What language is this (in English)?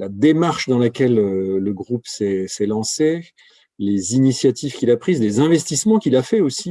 French